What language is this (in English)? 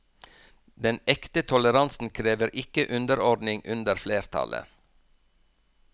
Norwegian